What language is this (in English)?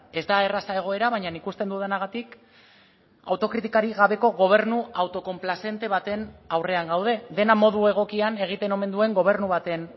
Basque